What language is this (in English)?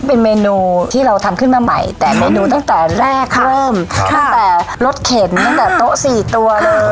Thai